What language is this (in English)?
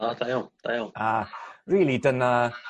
Welsh